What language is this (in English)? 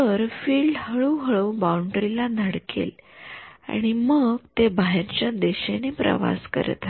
Marathi